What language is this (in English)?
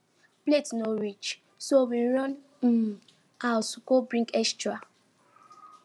Nigerian Pidgin